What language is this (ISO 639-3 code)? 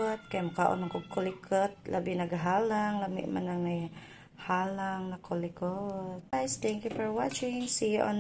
fil